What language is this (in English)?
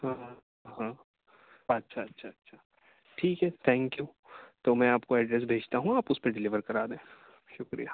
Urdu